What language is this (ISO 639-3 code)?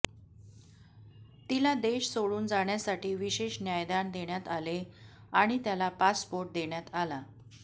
mar